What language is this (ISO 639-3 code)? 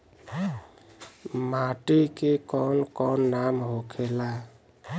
bho